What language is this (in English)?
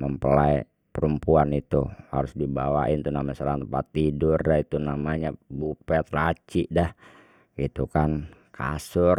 Betawi